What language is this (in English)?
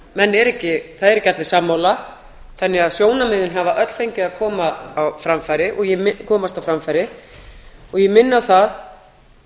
Icelandic